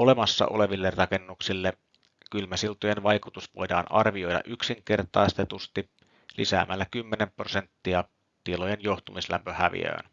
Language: Finnish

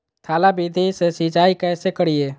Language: Magahi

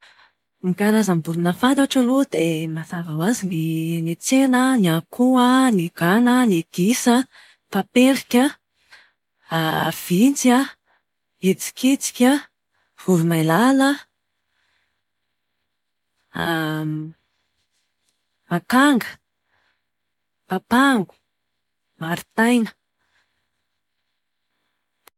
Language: Malagasy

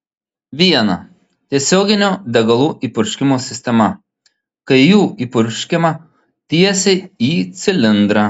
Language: Lithuanian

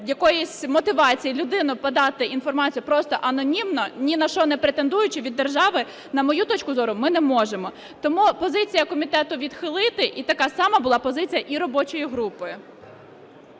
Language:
Ukrainian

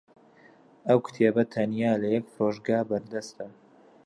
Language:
Central Kurdish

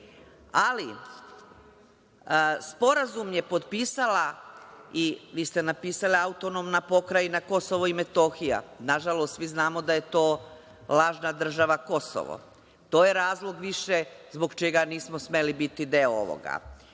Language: Serbian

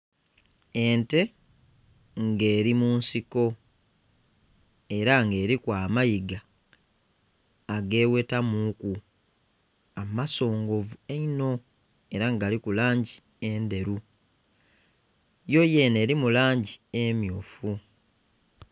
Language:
Soga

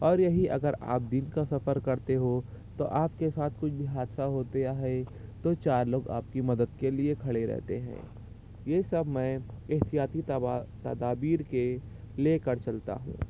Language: Urdu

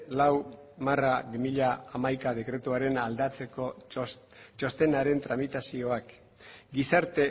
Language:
Basque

